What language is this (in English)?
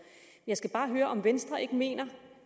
Danish